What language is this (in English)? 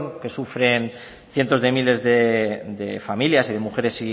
Spanish